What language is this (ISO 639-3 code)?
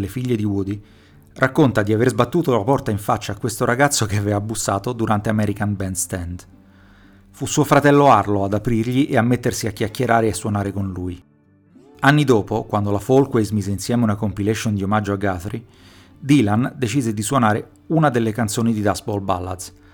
ita